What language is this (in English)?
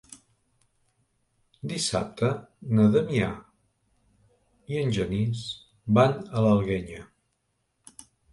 Catalan